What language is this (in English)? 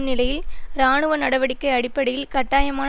Tamil